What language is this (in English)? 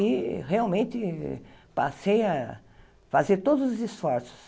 Portuguese